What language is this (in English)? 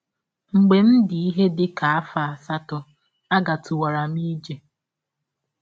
Igbo